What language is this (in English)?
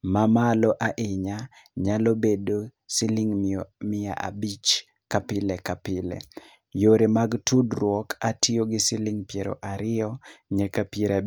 Luo (Kenya and Tanzania)